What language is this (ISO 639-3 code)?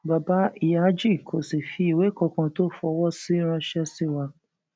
yor